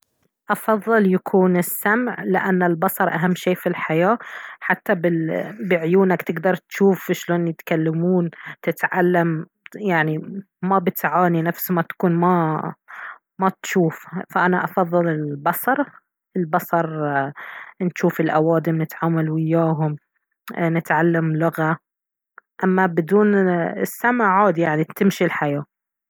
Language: Baharna Arabic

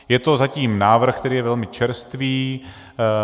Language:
Czech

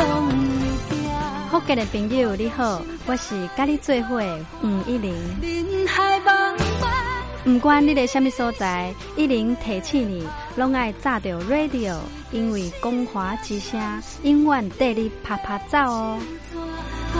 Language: Chinese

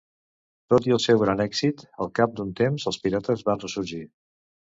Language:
Catalan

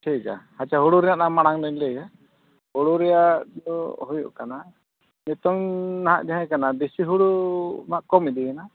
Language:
Santali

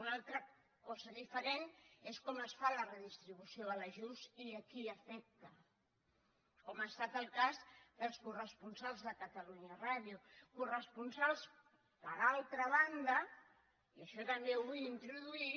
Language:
Catalan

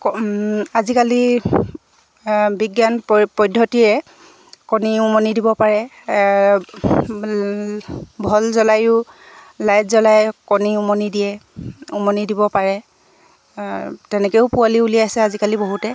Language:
Assamese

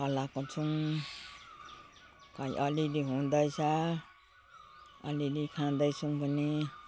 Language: Nepali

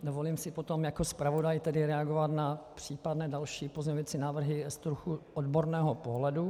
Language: Czech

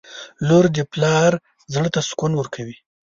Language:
Pashto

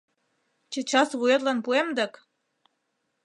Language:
Mari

